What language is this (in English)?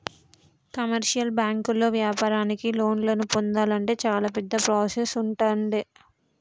Telugu